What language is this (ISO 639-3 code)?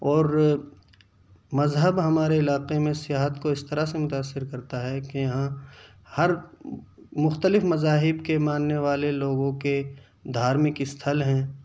urd